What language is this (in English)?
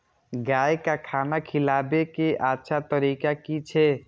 Maithili